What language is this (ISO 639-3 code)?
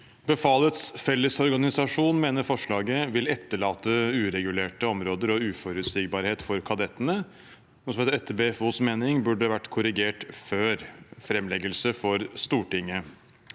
nor